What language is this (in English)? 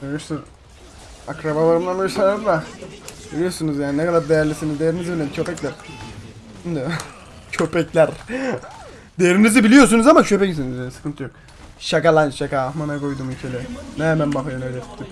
Turkish